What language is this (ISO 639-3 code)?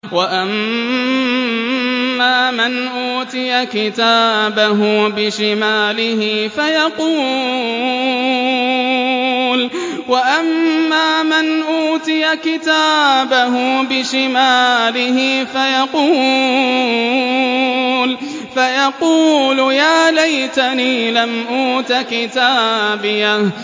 ara